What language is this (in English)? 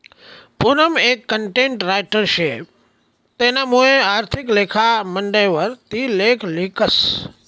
Marathi